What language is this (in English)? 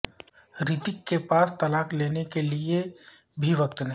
Urdu